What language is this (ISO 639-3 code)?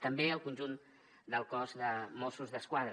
cat